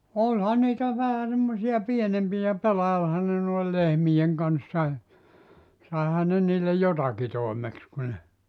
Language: Finnish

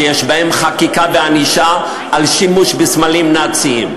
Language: Hebrew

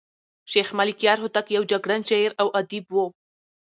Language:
Pashto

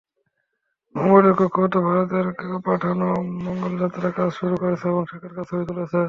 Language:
Bangla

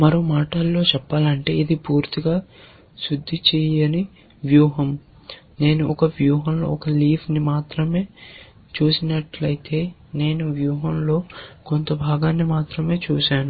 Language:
Telugu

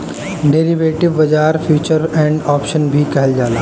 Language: Bhojpuri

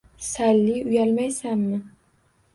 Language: Uzbek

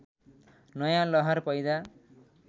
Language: Nepali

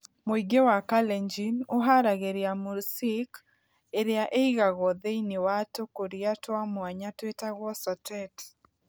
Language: Kikuyu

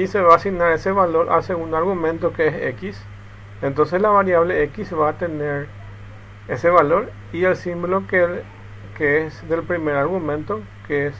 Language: Spanish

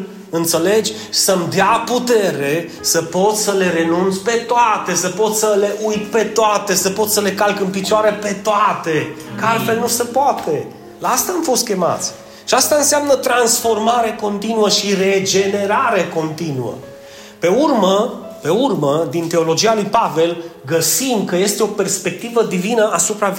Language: Romanian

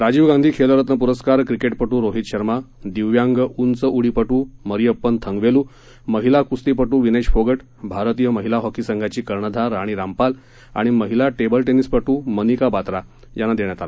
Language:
Marathi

